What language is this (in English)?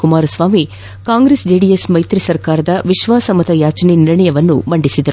Kannada